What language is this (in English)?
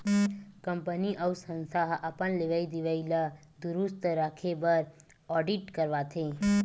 Chhattisgarhi